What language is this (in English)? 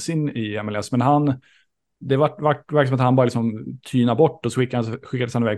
Swedish